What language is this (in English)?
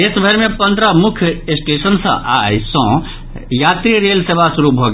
Maithili